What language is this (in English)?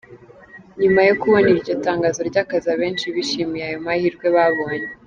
Kinyarwanda